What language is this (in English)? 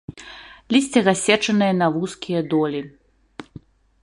Belarusian